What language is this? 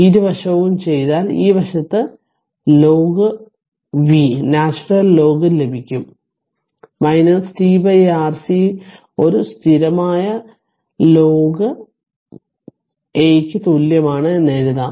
Malayalam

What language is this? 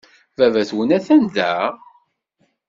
Kabyle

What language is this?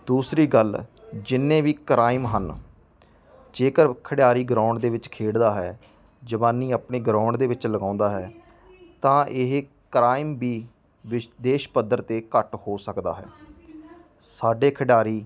Punjabi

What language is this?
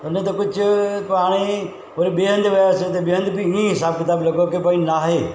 Sindhi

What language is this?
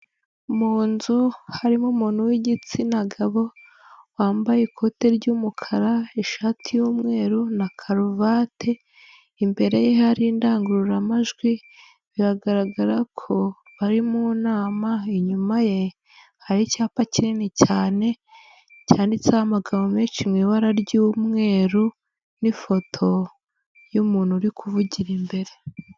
Kinyarwanda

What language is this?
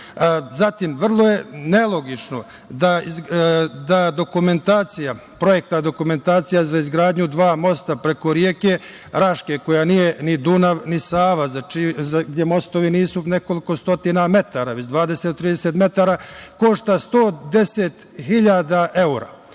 Serbian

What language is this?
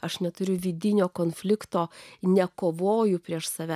Lithuanian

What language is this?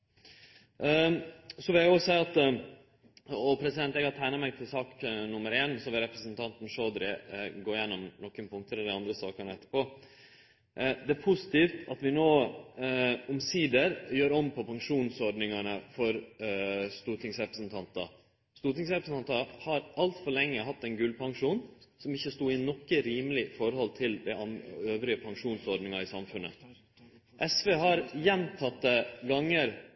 Norwegian Nynorsk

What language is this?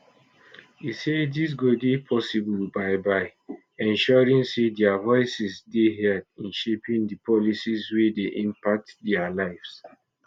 Nigerian Pidgin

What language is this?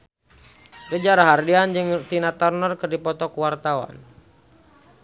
Sundanese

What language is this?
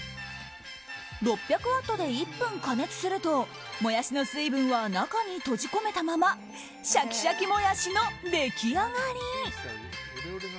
Japanese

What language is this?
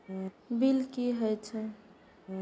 Maithili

